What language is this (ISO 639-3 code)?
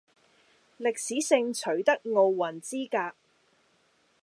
yue